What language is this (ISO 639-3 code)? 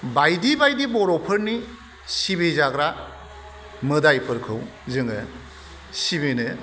brx